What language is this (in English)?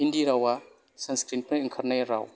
Bodo